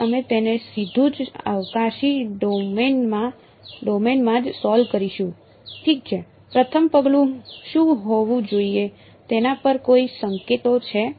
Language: Gujarati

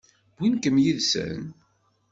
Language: Kabyle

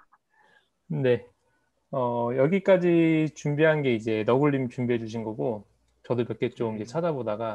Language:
Korean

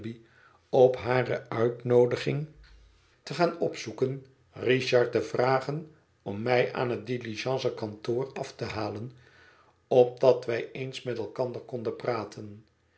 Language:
Dutch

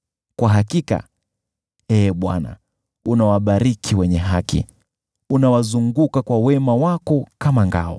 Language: Swahili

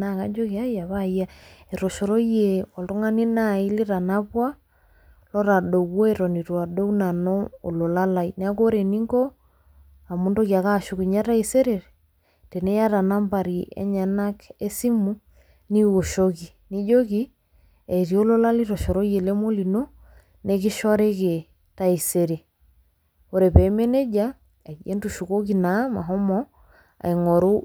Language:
Masai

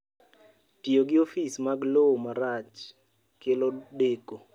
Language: Luo (Kenya and Tanzania)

